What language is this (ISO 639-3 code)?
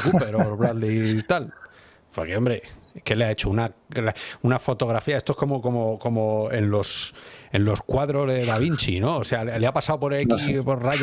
spa